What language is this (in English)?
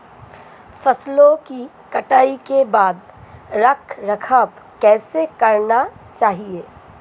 Hindi